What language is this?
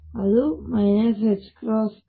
Kannada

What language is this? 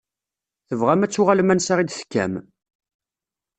Kabyle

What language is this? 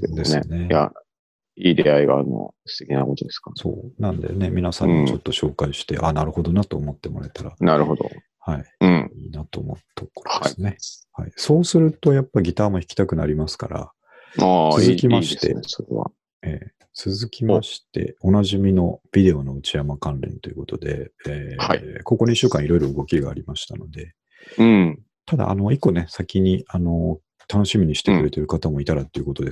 Japanese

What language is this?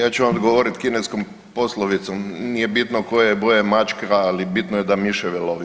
Croatian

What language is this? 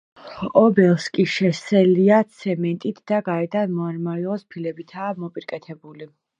Georgian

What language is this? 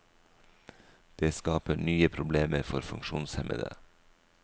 Norwegian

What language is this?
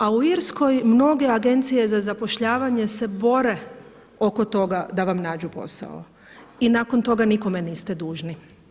Croatian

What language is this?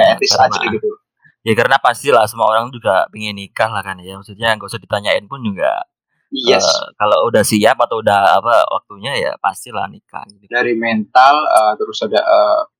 Indonesian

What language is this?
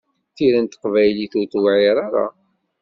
Kabyle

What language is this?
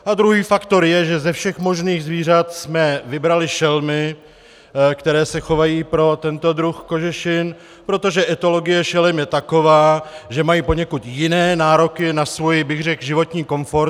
Czech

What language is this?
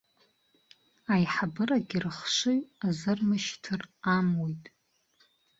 Abkhazian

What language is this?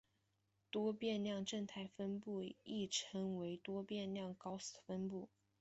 Chinese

